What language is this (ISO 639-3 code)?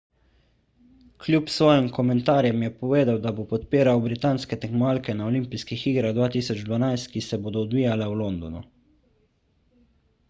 slv